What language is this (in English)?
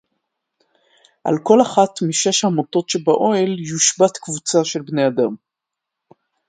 Hebrew